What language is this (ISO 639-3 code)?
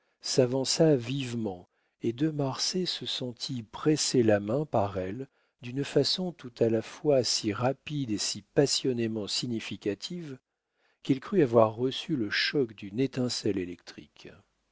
fra